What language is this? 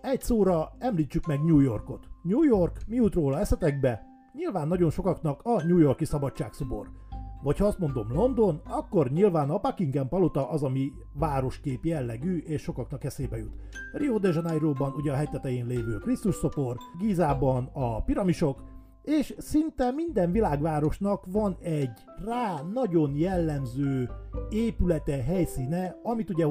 Hungarian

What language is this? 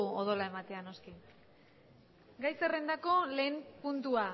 Basque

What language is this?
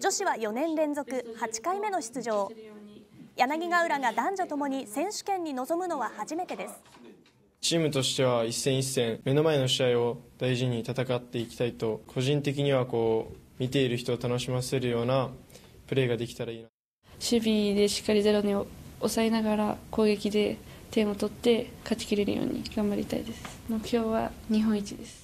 Japanese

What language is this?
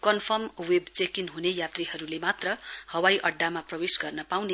Nepali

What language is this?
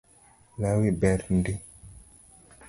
Luo (Kenya and Tanzania)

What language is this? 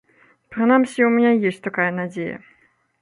Belarusian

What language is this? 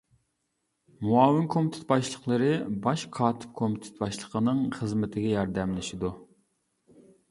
Uyghur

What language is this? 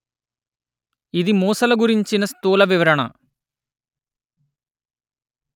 Telugu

